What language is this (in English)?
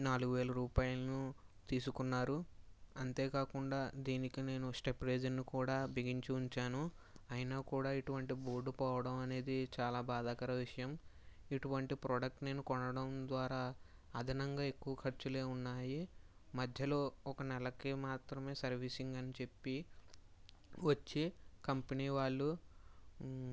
Telugu